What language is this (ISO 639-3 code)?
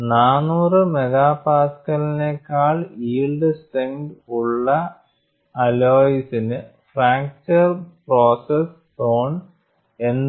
mal